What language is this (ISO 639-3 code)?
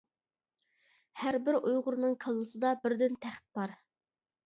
uig